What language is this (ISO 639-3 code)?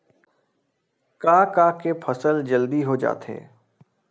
hne